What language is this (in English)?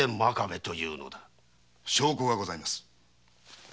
Japanese